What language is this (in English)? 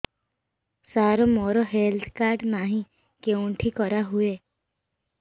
Odia